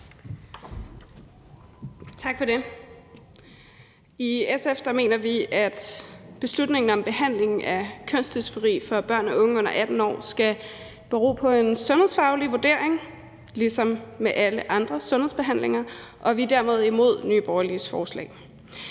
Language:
Danish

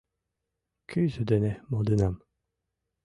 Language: Mari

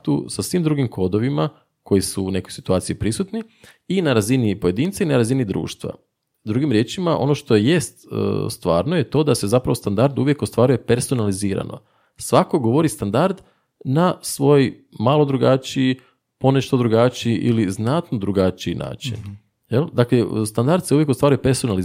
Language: Croatian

